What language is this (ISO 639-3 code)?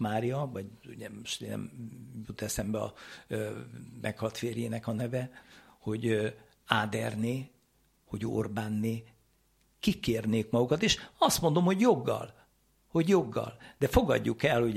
hun